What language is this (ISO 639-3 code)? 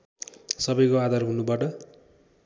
nep